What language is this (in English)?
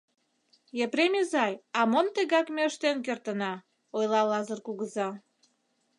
Mari